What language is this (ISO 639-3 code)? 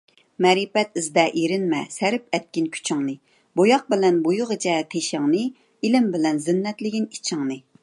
uig